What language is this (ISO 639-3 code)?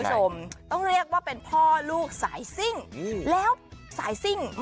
tha